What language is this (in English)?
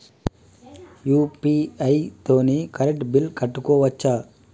Telugu